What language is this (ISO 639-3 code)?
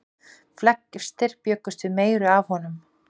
isl